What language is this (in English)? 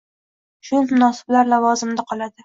Uzbek